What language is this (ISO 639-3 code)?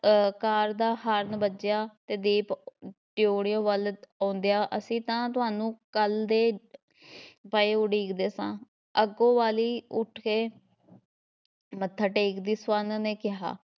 pan